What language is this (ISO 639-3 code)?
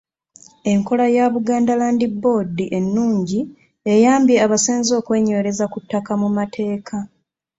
lug